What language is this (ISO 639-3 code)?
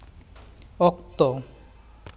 sat